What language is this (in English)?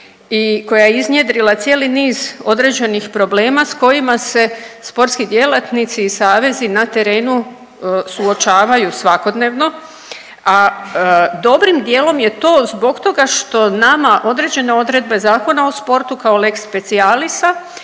Croatian